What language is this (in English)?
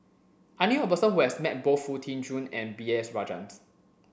English